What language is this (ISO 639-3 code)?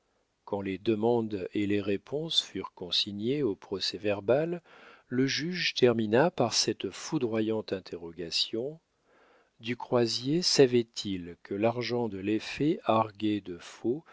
fra